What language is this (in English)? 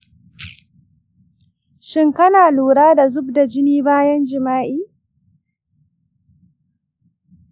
Hausa